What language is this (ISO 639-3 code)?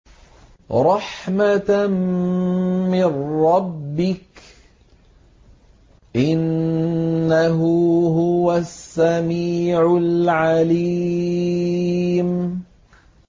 ara